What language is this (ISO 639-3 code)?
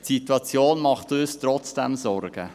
gsw